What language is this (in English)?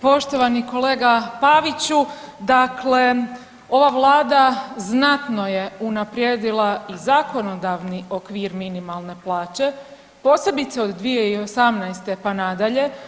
Croatian